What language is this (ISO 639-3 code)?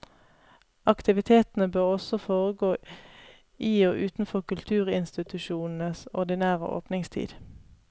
nor